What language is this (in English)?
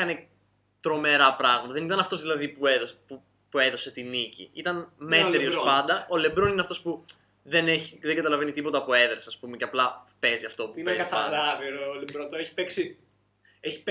Greek